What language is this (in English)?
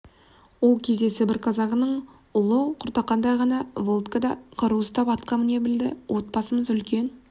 Kazakh